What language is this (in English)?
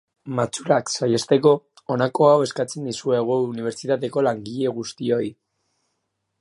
Basque